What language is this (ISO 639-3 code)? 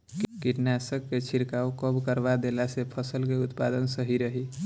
bho